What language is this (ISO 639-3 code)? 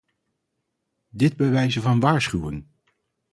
nld